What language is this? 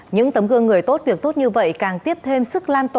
Vietnamese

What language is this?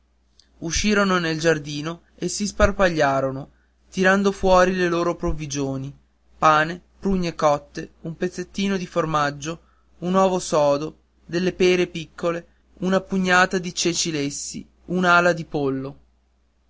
Italian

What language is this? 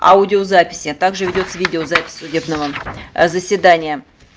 Russian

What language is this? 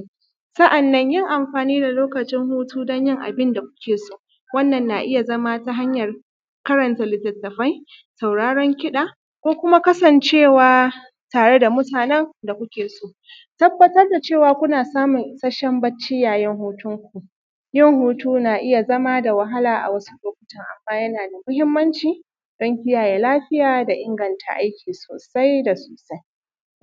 Hausa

